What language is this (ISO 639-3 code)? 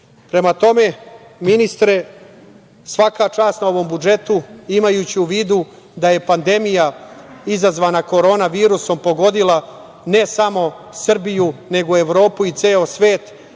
srp